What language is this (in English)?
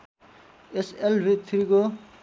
Nepali